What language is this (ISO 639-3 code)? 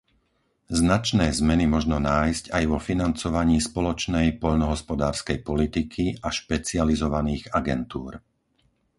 slk